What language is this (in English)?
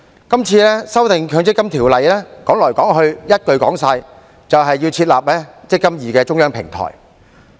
Cantonese